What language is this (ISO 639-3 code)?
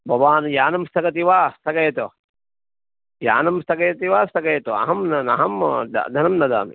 san